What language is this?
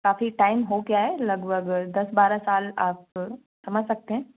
Hindi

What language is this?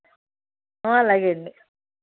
Telugu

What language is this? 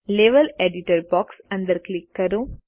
Gujarati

